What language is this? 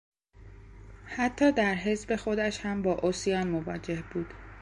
Persian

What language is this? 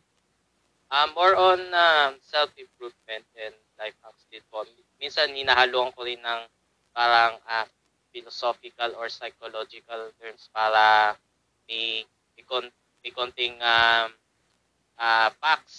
Filipino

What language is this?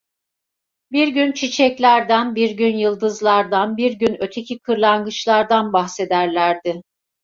Turkish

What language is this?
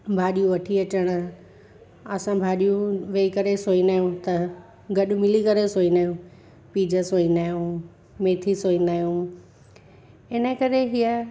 Sindhi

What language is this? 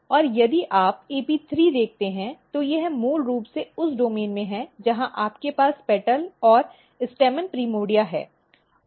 Hindi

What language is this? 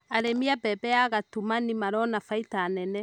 Kikuyu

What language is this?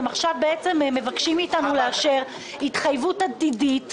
Hebrew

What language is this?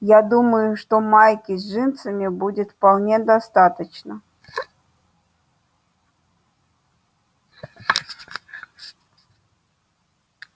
Russian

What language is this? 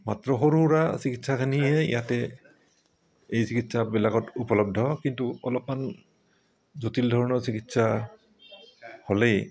Assamese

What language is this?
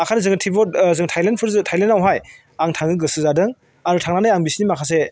Bodo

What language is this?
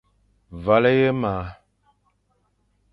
Fang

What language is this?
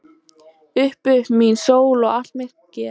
Icelandic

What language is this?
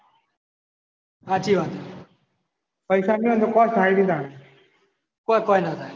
Gujarati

